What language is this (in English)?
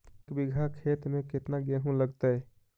Magahi